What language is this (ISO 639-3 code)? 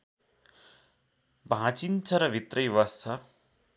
nep